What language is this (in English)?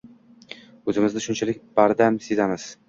Uzbek